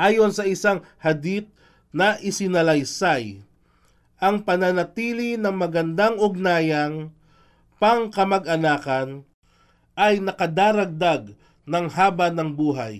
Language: Filipino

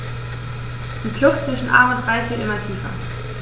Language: German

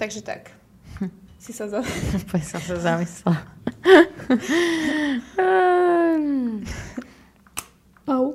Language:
Slovak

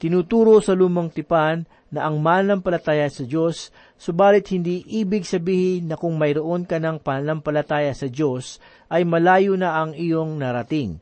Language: Filipino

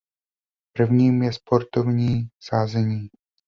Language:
Czech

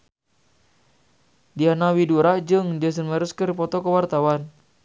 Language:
Sundanese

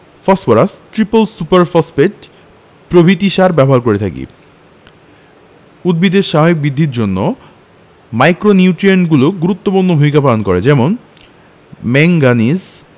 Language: Bangla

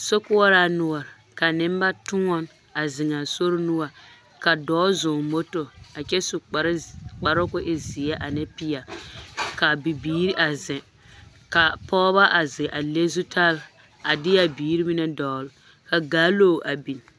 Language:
Southern Dagaare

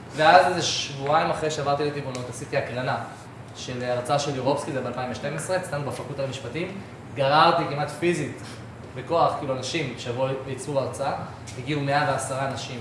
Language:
Hebrew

